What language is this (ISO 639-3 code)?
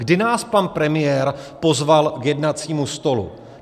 ces